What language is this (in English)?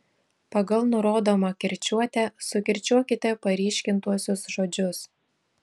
Lithuanian